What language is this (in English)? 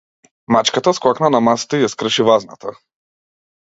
Macedonian